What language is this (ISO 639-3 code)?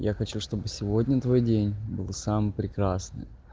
rus